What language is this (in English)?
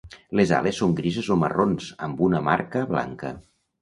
Catalan